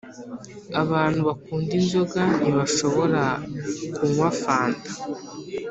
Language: Kinyarwanda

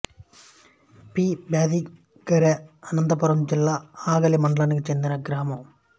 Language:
Telugu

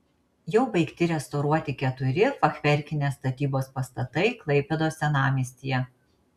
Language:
Lithuanian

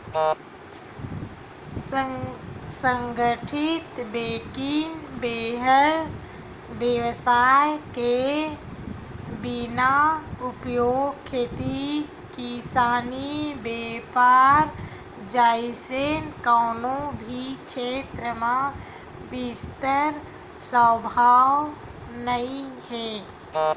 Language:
Chhattisgarhi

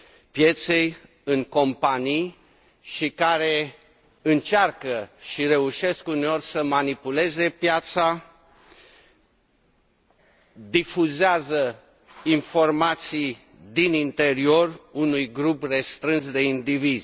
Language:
Romanian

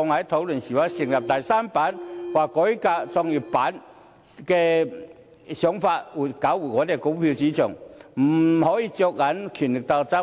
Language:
Cantonese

